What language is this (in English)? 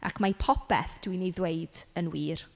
Welsh